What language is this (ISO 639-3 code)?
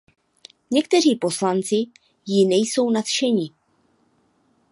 ces